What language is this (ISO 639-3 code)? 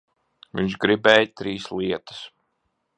lav